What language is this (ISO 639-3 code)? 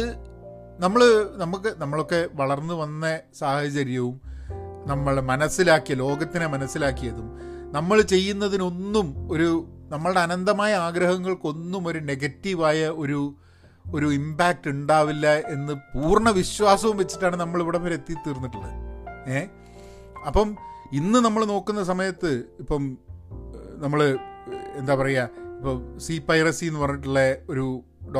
mal